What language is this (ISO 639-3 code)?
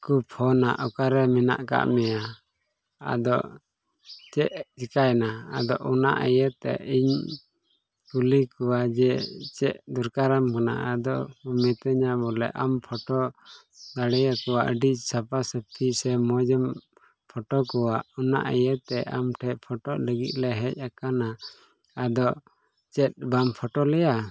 sat